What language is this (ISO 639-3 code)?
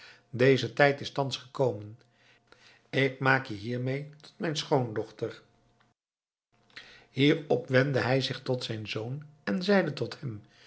nld